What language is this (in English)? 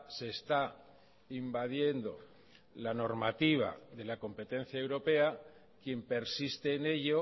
Spanish